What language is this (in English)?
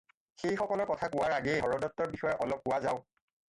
Assamese